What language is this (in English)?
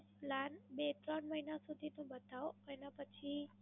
Gujarati